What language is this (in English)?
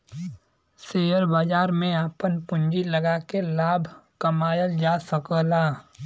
Bhojpuri